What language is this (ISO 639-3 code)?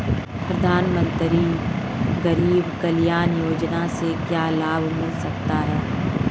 hin